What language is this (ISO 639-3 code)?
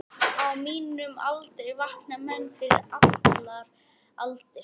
isl